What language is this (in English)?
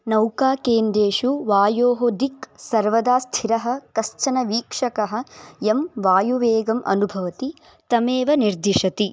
Sanskrit